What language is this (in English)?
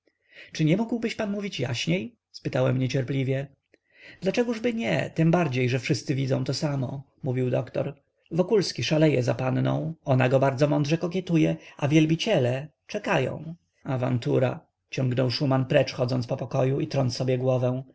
Polish